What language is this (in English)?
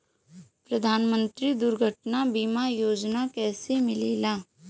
Bhojpuri